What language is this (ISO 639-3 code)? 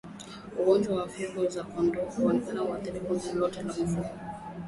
swa